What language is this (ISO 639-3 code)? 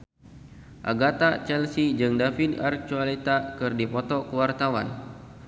sun